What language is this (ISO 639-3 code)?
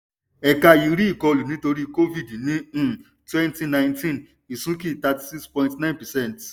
yor